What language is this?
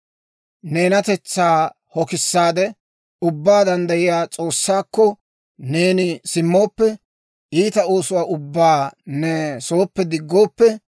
Dawro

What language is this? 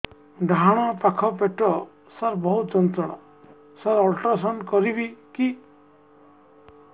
Odia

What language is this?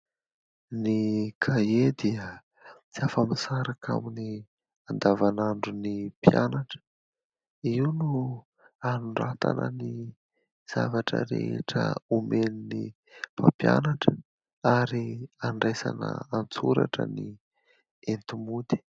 Malagasy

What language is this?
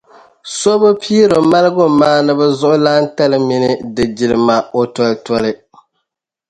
Dagbani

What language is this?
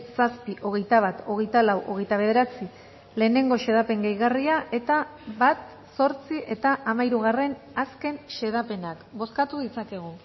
Basque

